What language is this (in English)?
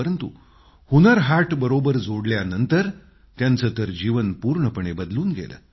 Marathi